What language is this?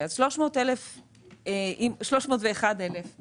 Hebrew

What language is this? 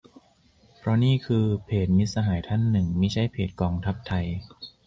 Thai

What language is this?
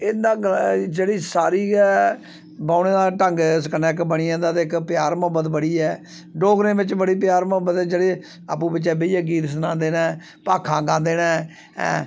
Dogri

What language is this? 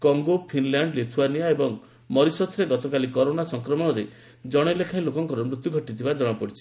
Odia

